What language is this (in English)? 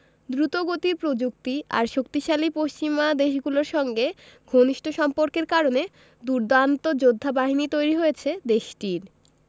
Bangla